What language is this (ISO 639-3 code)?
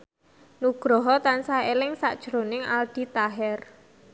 jav